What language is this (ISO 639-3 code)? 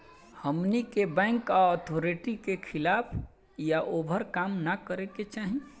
bho